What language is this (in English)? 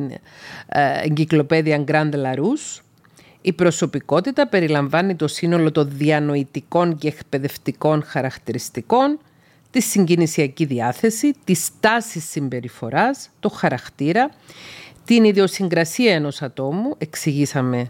Greek